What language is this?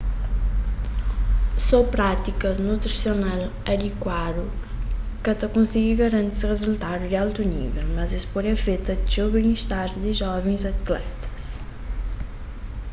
Kabuverdianu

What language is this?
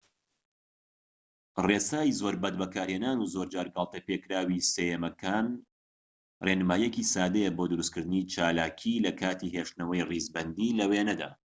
Central Kurdish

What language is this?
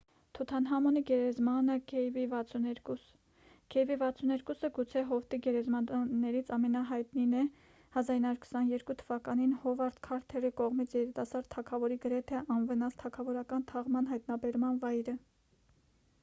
Armenian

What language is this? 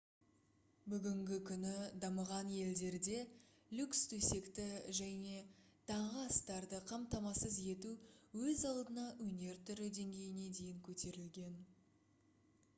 Kazakh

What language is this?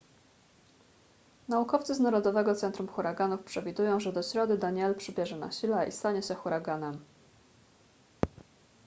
Polish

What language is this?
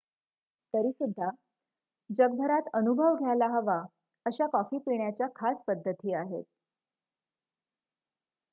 Marathi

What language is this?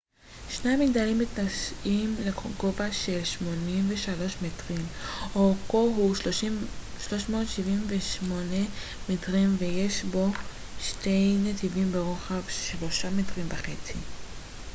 Hebrew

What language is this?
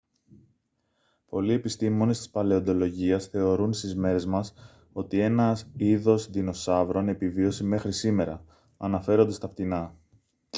Greek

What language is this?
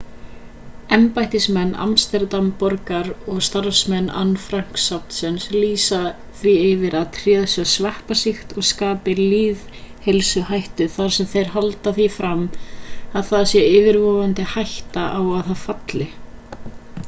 Icelandic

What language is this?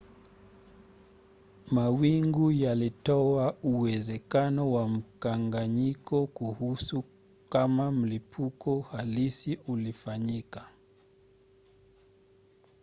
Swahili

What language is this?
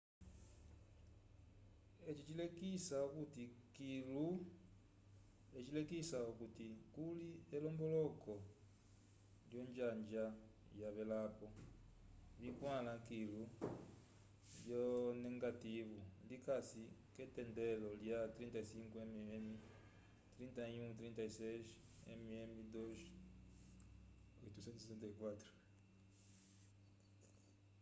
Umbundu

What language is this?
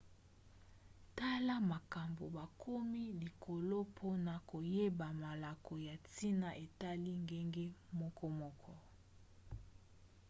Lingala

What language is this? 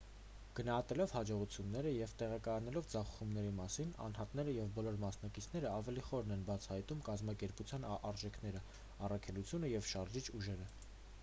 Armenian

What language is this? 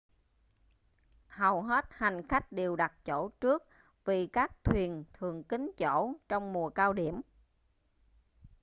Vietnamese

